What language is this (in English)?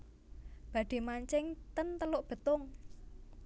Javanese